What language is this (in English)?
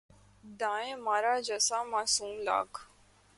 Urdu